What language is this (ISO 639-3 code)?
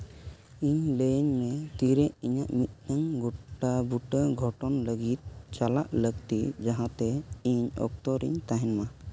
sat